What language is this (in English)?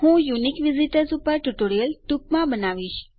Gujarati